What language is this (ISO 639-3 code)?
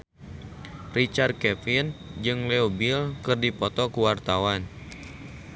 sun